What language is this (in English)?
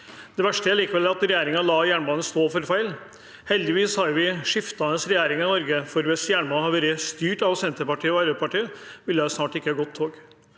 Norwegian